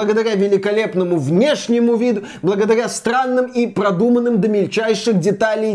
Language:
Russian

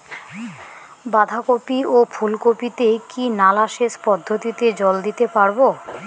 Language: Bangla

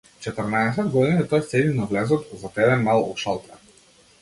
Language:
Macedonian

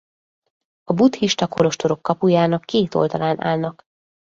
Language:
Hungarian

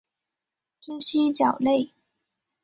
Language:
Chinese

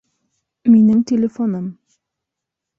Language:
Bashkir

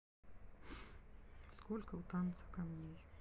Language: Russian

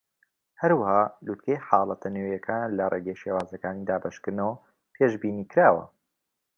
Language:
Central Kurdish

